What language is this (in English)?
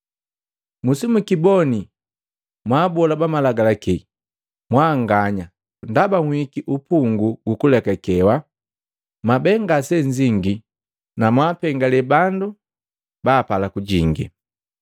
Matengo